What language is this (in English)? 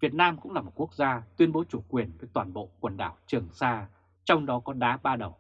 Vietnamese